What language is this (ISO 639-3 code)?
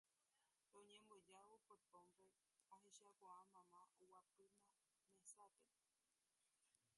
grn